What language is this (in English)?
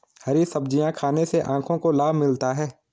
Hindi